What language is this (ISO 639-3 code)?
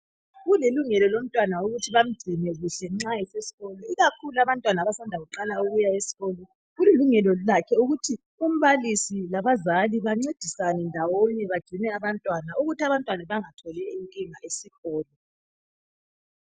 nde